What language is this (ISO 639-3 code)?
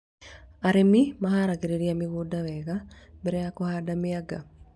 kik